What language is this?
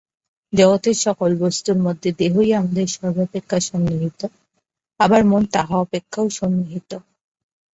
Bangla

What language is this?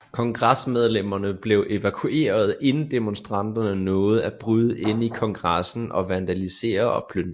Danish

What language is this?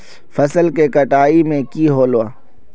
Magahi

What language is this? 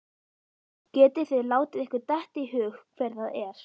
Icelandic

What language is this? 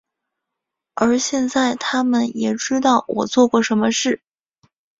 Chinese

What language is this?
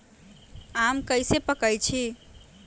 Magahi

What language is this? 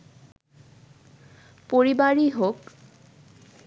Bangla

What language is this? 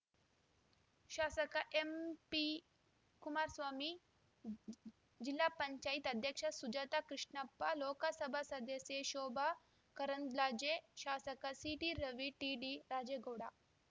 Kannada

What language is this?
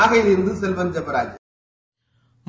Tamil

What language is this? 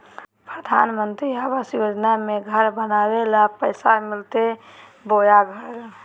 Magahi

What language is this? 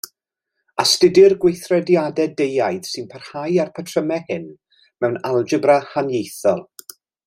Welsh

